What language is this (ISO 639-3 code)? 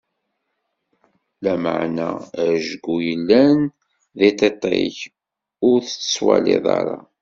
kab